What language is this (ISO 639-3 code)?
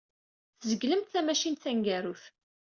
kab